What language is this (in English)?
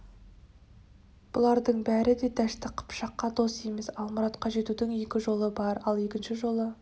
Kazakh